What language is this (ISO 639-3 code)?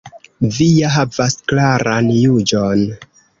epo